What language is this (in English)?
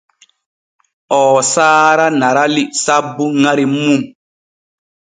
Borgu Fulfulde